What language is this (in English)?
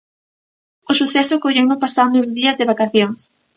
Galician